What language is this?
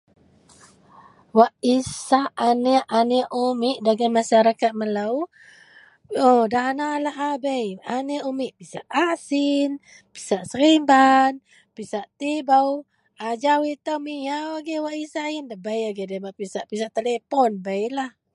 Central Melanau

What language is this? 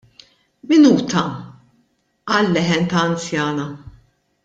Maltese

